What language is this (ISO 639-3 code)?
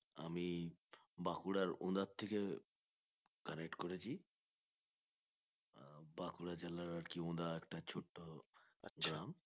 ben